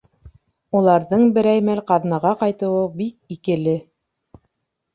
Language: Bashkir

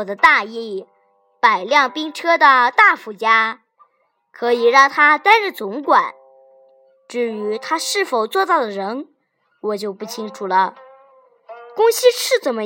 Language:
Chinese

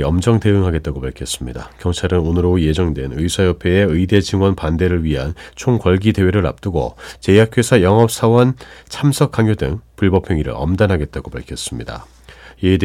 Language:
Korean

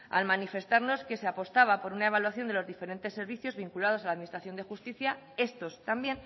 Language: Spanish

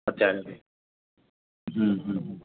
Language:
Gujarati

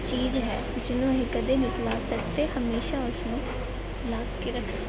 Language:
Punjabi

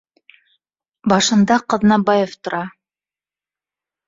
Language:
Bashkir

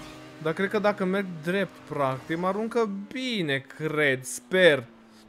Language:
Romanian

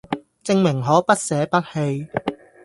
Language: Cantonese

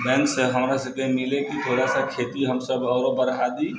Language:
Maithili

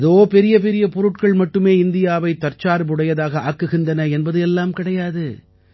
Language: Tamil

